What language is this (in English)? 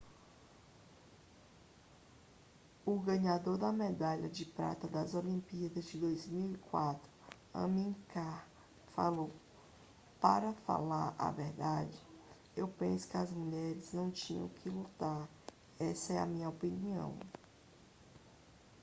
Portuguese